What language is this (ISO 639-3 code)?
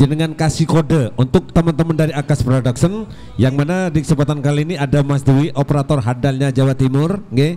ind